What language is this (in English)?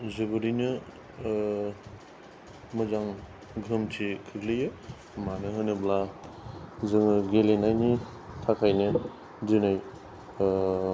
Bodo